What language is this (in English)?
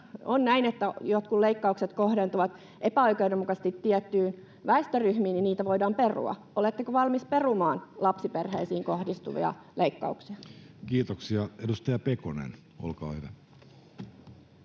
Finnish